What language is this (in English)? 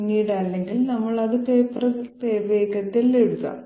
Malayalam